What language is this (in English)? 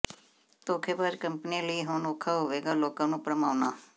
Punjabi